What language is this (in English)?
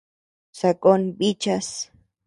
Tepeuxila Cuicatec